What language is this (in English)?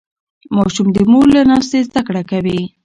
Pashto